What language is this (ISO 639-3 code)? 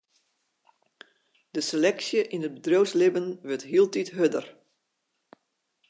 fry